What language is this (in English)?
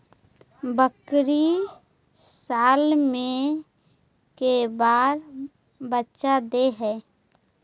Magahi